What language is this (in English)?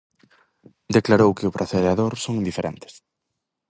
Galician